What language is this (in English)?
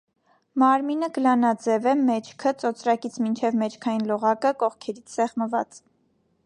Armenian